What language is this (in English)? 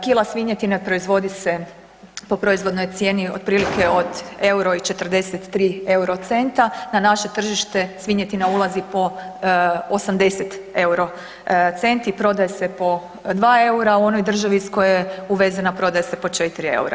Croatian